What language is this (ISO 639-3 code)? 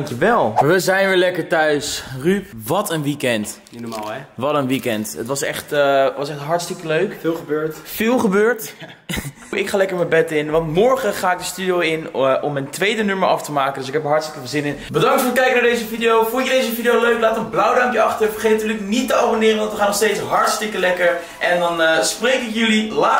nld